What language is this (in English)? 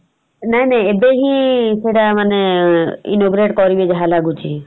Odia